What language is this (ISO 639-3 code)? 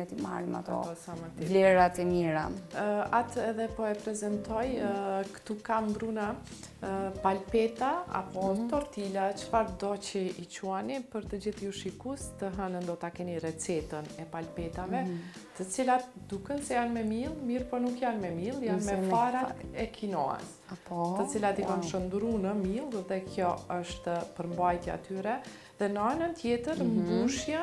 ron